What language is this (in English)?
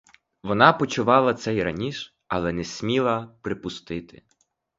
Ukrainian